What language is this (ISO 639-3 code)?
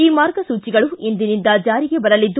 kan